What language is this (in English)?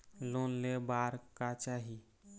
Chhattisgarhi